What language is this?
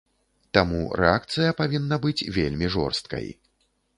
Belarusian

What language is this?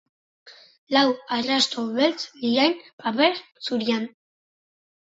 Basque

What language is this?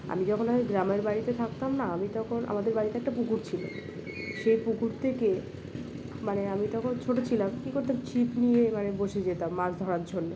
Bangla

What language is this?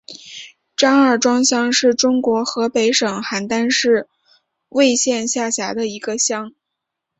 Chinese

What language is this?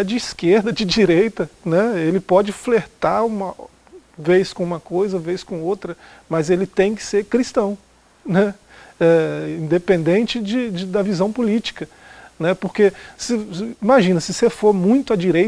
Portuguese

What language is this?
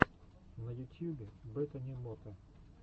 Russian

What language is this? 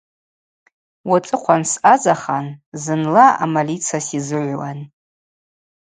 Abaza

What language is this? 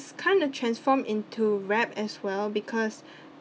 English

